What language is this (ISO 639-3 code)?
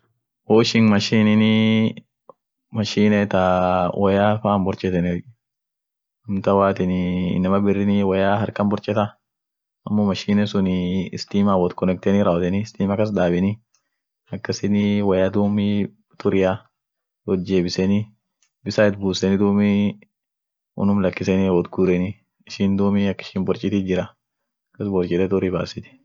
orc